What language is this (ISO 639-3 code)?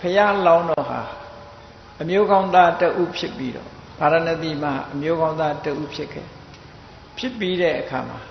tha